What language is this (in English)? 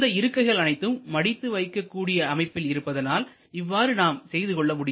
Tamil